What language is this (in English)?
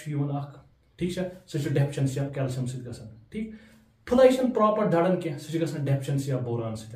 Hindi